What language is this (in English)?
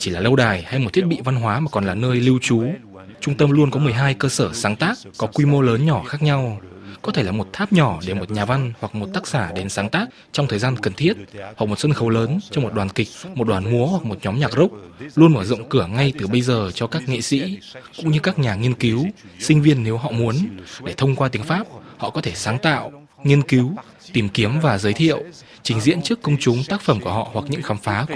Vietnamese